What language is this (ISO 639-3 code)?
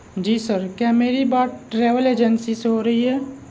urd